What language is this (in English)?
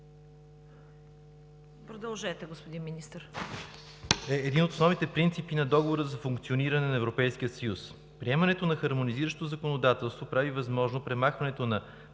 Bulgarian